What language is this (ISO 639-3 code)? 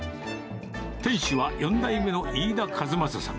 jpn